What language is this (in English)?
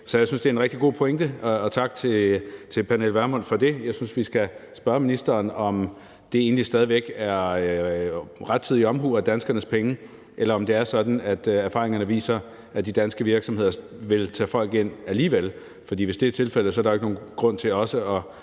Danish